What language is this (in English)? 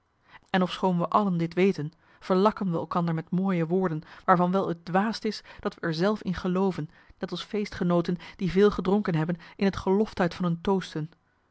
Dutch